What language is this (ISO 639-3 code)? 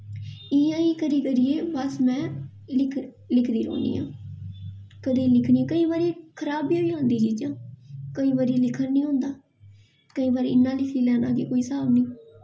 doi